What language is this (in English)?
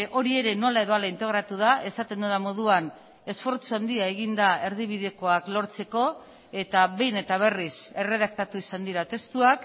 Basque